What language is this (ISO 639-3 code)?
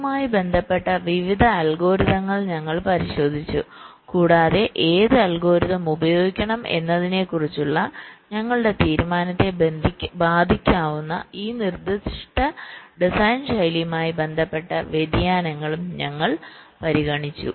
mal